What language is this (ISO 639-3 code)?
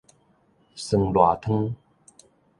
nan